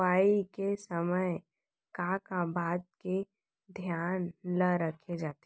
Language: Chhattisgarhi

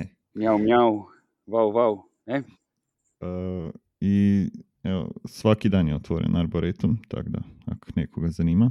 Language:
Croatian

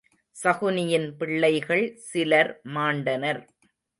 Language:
Tamil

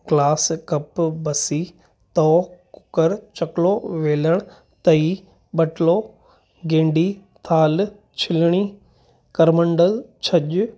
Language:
Sindhi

